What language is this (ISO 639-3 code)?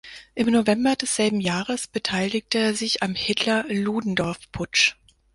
deu